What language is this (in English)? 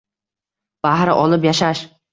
Uzbek